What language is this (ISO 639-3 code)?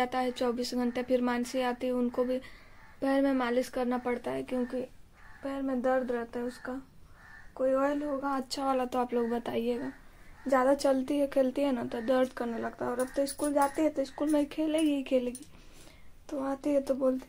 hin